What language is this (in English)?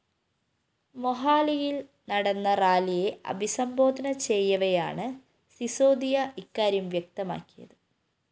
Malayalam